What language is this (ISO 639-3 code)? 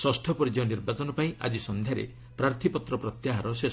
ori